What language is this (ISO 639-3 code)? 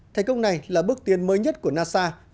vie